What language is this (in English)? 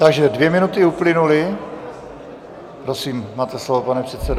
Czech